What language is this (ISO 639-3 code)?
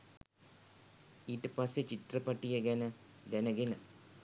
sin